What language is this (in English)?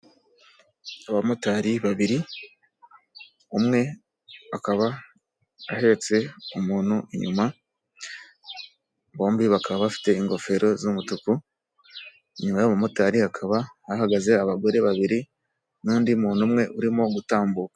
Kinyarwanda